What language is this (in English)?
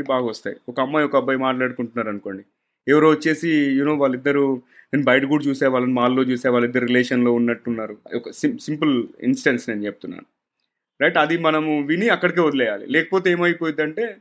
Telugu